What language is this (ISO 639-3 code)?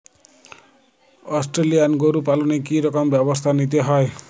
ben